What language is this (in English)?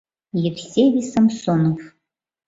Mari